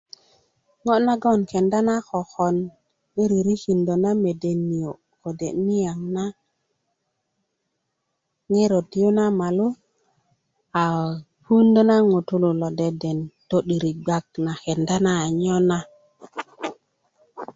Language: Kuku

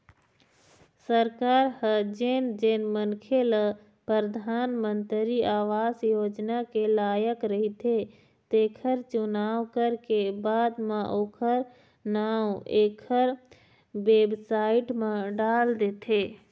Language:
Chhattisgarhi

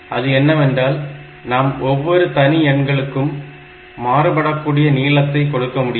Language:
Tamil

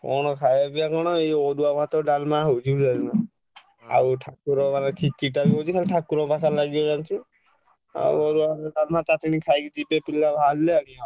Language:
Odia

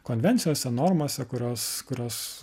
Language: Lithuanian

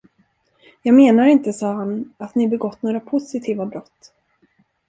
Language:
Swedish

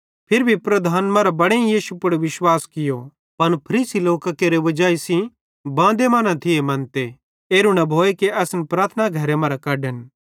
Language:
Bhadrawahi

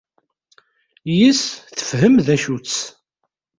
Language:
Kabyle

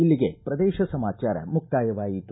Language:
Kannada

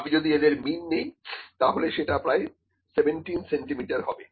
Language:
Bangla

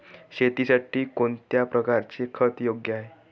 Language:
Marathi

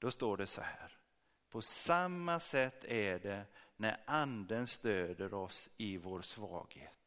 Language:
Swedish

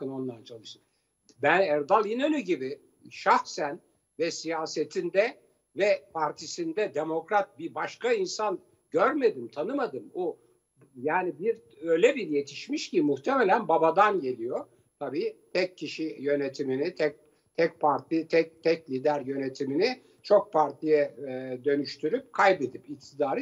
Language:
Turkish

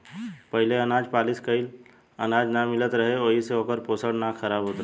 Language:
Bhojpuri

